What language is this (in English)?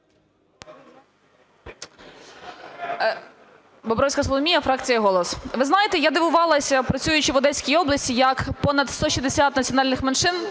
Ukrainian